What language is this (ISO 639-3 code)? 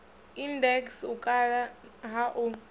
ven